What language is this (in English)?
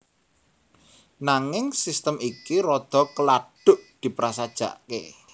Javanese